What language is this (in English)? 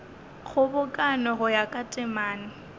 Northern Sotho